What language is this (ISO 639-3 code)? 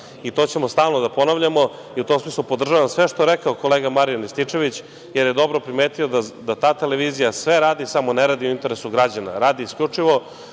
srp